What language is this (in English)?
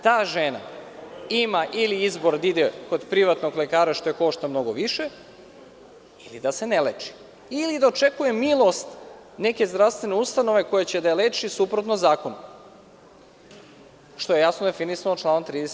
Serbian